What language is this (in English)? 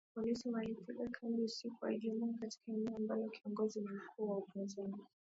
Swahili